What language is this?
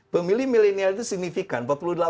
Indonesian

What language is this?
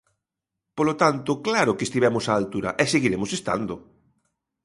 Galician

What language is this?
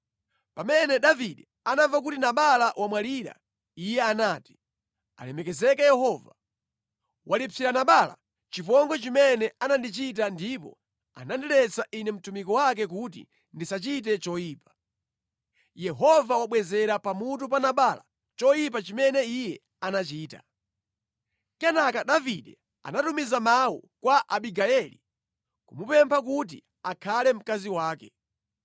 Nyanja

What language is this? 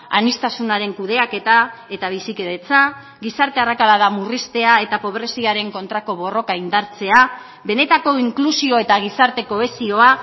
Basque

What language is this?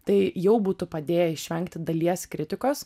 Lithuanian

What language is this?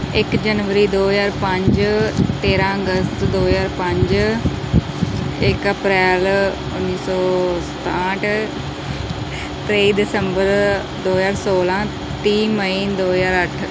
Punjabi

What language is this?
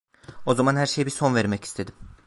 Turkish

